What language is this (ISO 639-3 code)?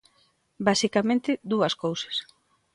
glg